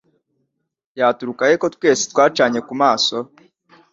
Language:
Kinyarwanda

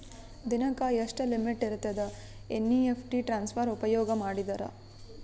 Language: Kannada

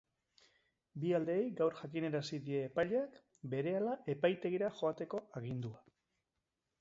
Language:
Basque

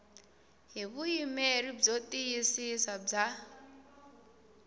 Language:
Tsonga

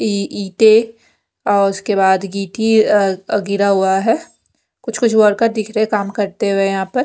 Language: Hindi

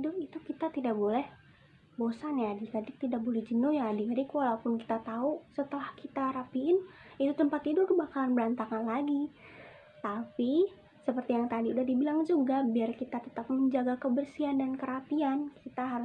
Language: Indonesian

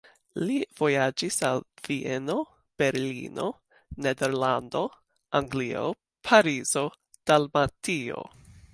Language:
Esperanto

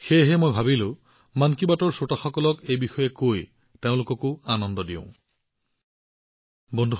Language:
Assamese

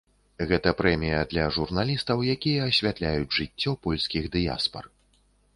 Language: Belarusian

